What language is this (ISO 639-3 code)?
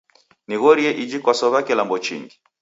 dav